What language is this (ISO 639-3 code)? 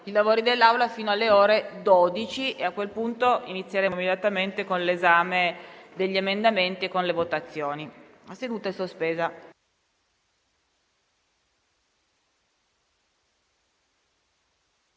ita